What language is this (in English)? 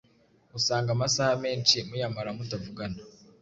Kinyarwanda